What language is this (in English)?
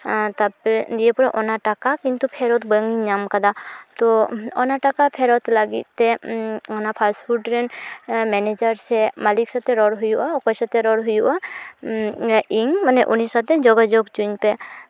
Santali